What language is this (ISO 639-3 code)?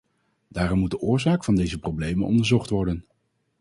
nld